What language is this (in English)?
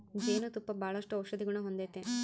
Kannada